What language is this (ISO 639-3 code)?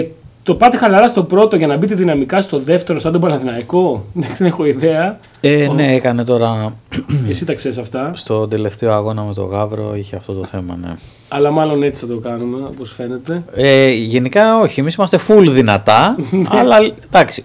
ell